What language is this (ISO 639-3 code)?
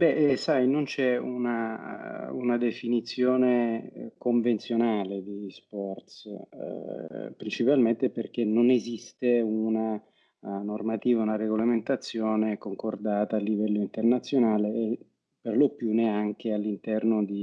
ita